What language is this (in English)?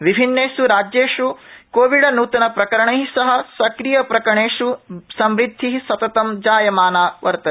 Sanskrit